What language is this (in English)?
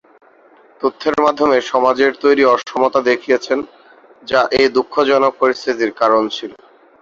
Bangla